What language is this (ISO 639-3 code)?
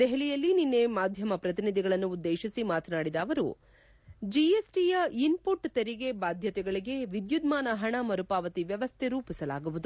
kan